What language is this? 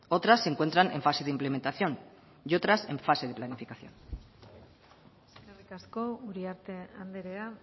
Spanish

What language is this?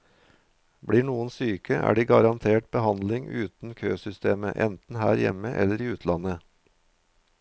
Norwegian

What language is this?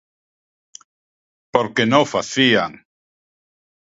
Galician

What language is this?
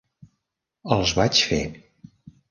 Catalan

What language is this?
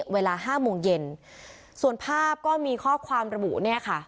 Thai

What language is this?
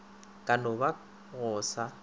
Northern Sotho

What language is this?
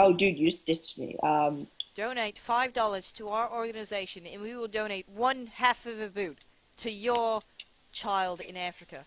English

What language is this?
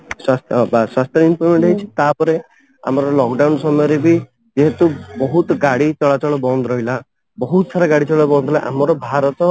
Odia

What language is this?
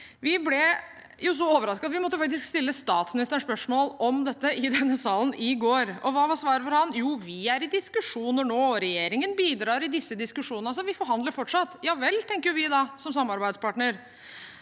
Norwegian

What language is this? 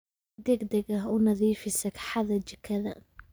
Somali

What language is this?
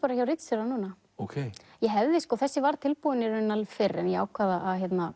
Icelandic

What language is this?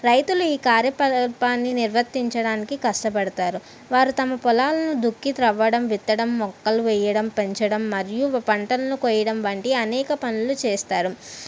Telugu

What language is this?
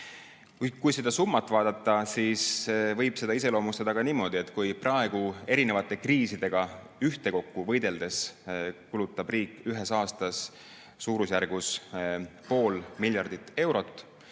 Estonian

